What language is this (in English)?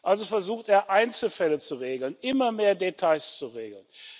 German